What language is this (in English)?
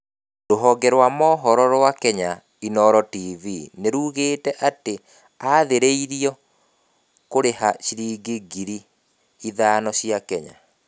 Kikuyu